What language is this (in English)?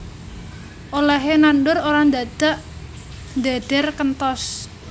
Javanese